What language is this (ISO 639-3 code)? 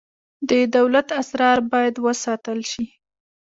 pus